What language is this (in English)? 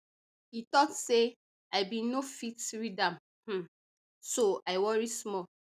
Nigerian Pidgin